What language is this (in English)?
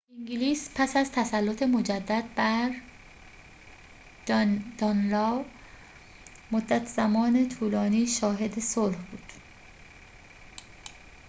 Persian